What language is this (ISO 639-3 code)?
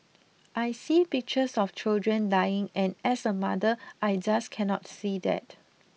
eng